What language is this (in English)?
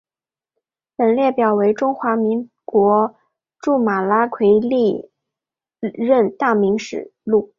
Chinese